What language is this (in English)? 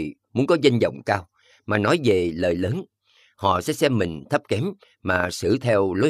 Vietnamese